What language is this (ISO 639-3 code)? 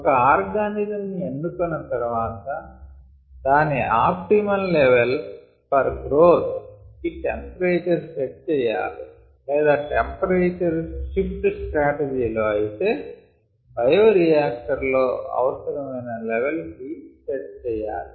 tel